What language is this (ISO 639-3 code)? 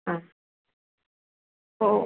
san